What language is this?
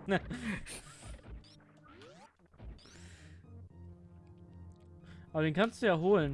German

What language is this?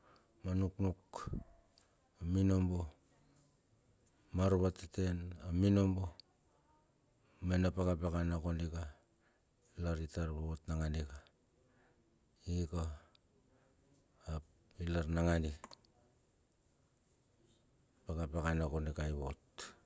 Bilur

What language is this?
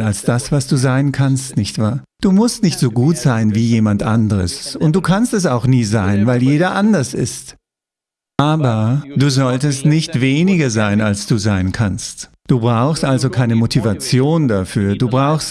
German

